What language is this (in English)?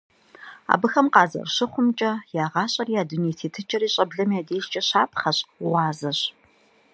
Kabardian